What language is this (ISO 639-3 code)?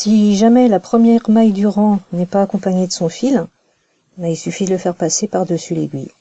fra